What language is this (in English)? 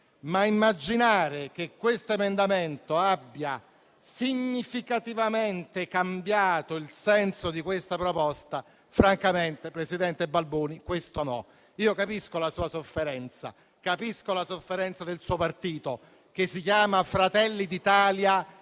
Italian